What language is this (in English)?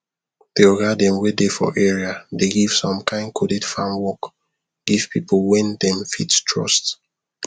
Nigerian Pidgin